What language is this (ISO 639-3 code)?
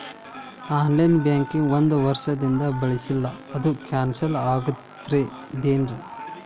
kan